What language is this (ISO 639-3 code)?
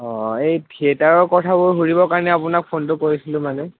asm